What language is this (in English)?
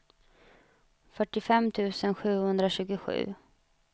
Swedish